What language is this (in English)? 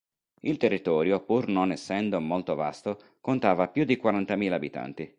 Italian